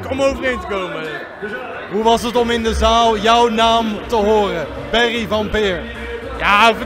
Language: Dutch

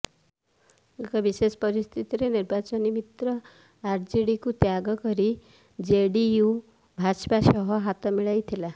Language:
Odia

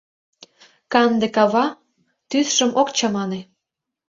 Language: Mari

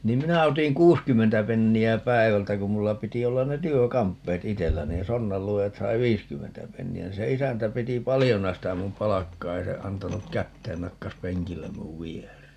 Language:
Finnish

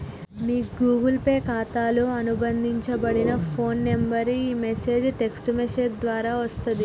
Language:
Telugu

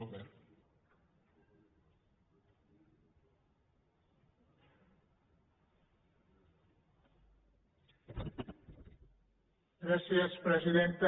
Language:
Catalan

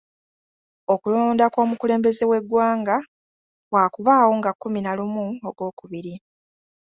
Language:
Ganda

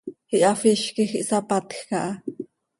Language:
Seri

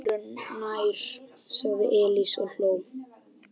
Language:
Icelandic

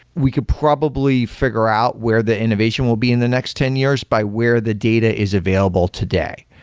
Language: English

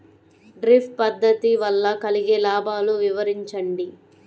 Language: Telugu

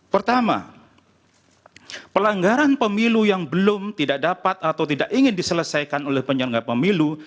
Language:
Indonesian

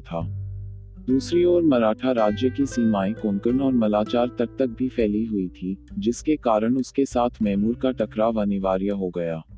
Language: Hindi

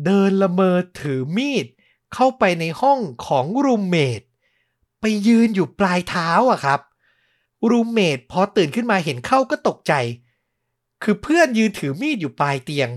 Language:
Thai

